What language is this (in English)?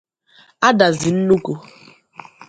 Igbo